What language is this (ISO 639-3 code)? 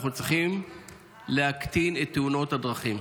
heb